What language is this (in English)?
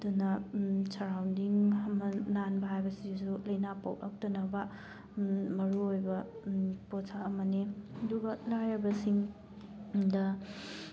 Manipuri